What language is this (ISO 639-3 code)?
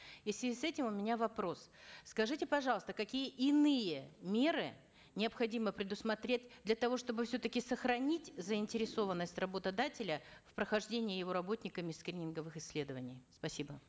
kaz